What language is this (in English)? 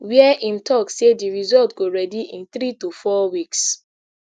Nigerian Pidgin